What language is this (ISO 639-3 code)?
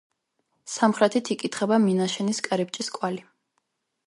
kat